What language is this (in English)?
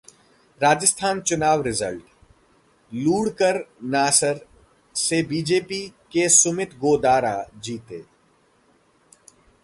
Hindi